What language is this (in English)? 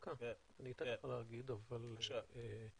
Hebrew